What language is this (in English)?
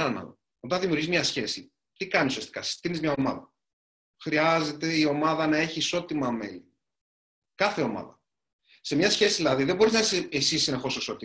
Greek